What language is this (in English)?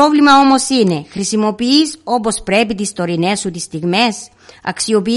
Greek